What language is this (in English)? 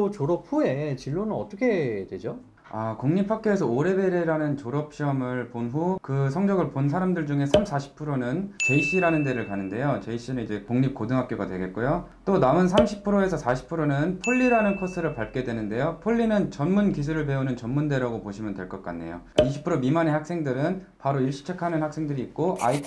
Korean